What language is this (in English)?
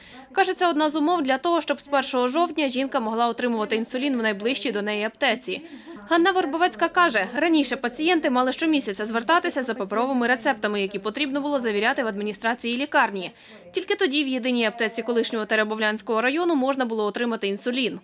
Ukrainian